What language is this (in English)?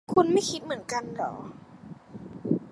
Thai